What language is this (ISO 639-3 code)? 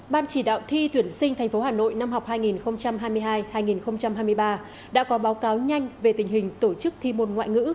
vie